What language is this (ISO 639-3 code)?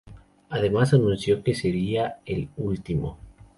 spa